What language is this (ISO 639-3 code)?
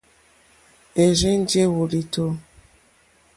bri